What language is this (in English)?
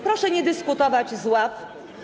Polish